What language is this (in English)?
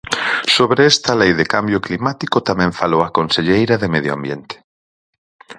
Galician